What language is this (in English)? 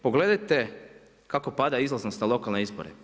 Croatian